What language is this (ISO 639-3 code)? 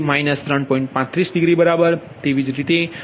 guj